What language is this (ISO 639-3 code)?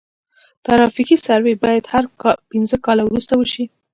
pus